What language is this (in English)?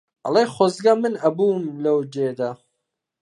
Central Kurdish